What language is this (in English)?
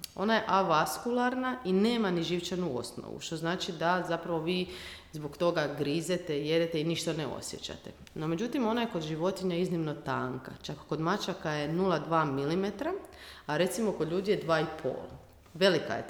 Croatian